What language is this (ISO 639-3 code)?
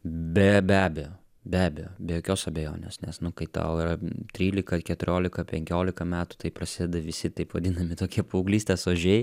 lit